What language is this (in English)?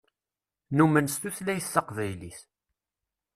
Kabyle